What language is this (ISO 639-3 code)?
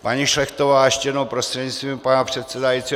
ces